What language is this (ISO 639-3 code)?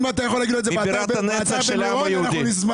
heb